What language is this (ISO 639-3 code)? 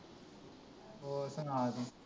pan